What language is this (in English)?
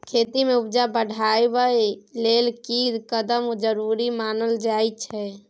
Maithili